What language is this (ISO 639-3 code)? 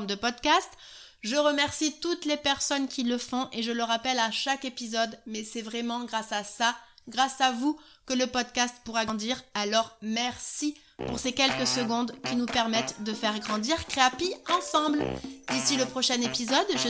fra